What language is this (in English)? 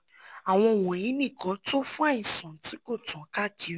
Yoruba